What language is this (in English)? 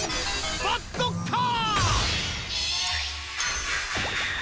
Japanese